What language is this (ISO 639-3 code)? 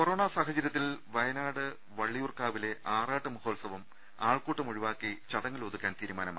mal